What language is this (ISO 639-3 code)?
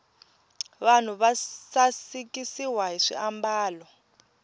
tso